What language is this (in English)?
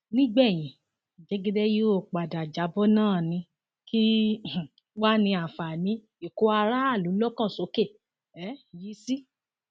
Yoruba